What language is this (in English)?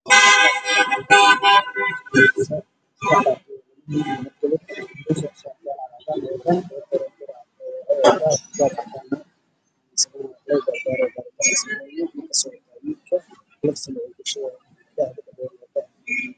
Somali